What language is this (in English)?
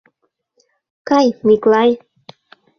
Mari